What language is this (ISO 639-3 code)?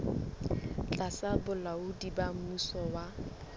sot